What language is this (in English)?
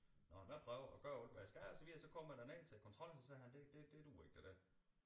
Danish